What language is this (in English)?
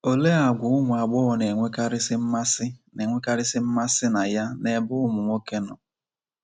Igbo